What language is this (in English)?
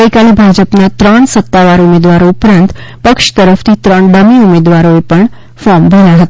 Gujarati